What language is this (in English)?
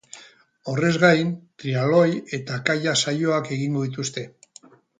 Basque